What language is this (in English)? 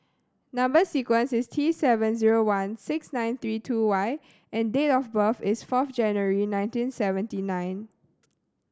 English